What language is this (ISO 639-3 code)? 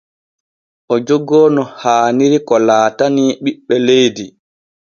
fue